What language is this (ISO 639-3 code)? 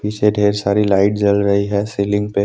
hin